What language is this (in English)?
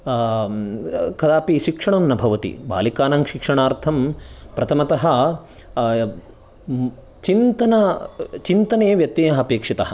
Sanskrit